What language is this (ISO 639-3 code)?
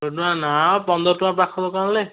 ori